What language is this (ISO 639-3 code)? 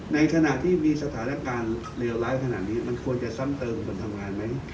tha